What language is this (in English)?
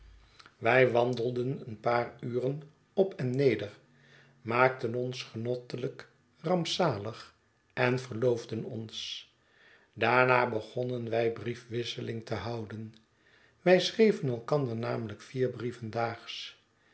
Dutch